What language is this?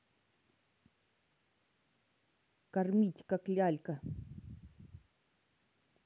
Russian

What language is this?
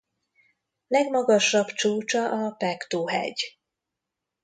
Hungarian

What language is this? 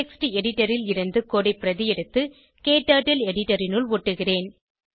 Tamil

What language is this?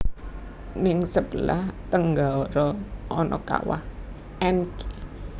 Javanese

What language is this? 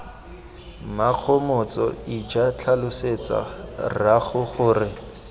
Tswana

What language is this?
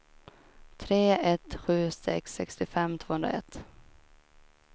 Swedish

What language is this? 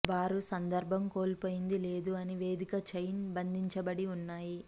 Telugu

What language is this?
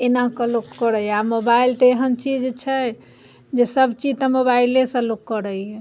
Maithili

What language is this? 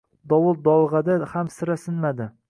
Uzbek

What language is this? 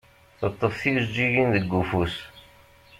Kabyle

